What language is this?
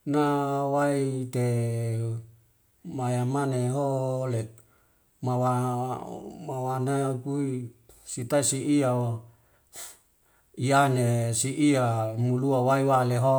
Wemale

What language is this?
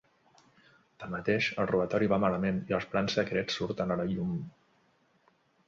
Catalan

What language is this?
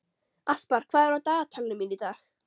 Icelandic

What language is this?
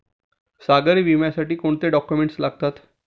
Marathi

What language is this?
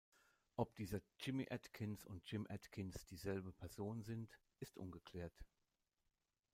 German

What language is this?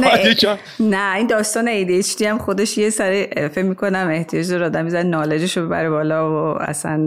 Persian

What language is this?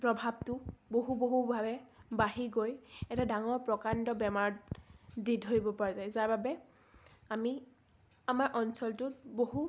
Assamese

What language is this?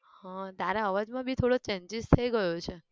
Gujarati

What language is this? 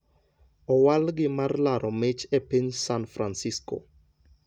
Luo (Kenya and Tanzania)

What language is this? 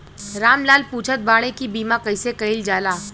Bhojpuri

